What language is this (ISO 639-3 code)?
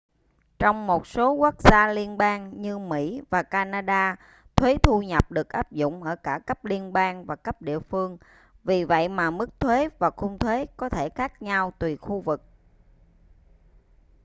vie